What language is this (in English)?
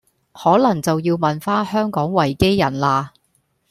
Cantonese